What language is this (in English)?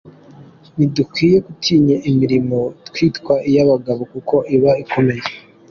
Kinyarwanda